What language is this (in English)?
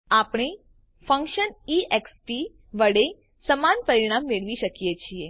Gujarati